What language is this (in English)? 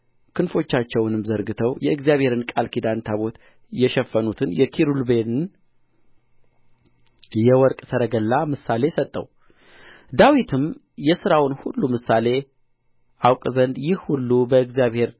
Amharic